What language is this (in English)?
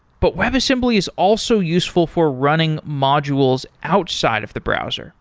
English